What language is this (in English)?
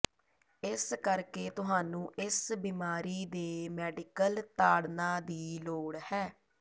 Punjabi